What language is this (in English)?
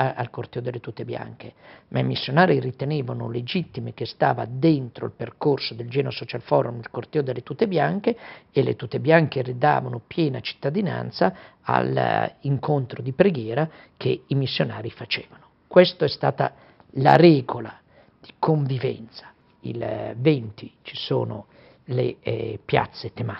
Italian